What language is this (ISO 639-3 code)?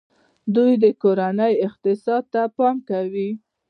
pus